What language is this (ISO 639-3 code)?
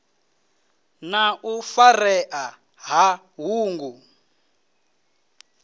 ven